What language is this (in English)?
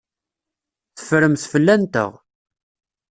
Kabyle